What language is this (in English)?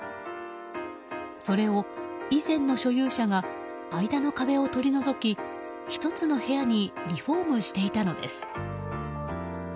Japanese